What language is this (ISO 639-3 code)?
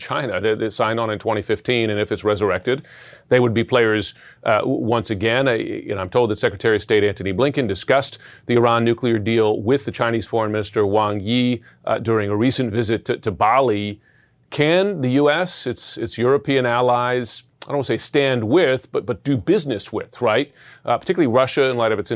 eng